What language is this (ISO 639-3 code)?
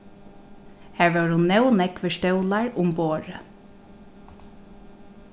fao